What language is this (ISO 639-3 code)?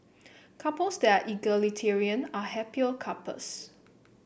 eng